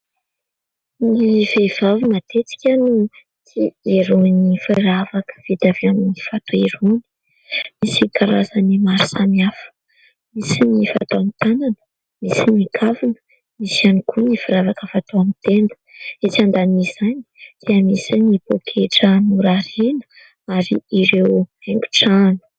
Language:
Malagasy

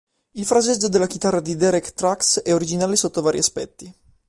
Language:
Italian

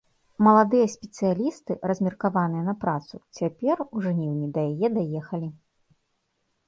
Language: Belarusian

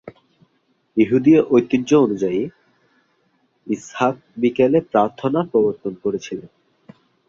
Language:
Bangla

